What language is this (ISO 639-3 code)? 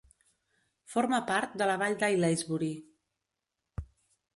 cat